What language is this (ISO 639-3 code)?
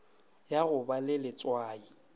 nso